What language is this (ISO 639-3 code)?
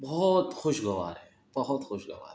urd